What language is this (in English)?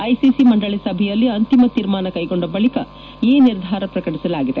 Kannada